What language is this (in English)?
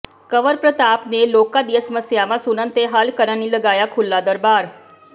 Punjabi